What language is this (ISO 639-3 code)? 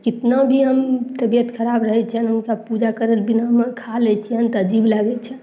mai